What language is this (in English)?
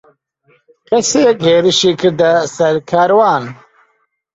Central Kurdish